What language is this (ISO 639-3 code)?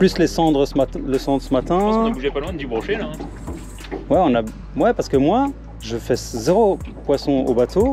fra